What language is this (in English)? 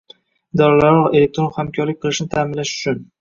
Uzbek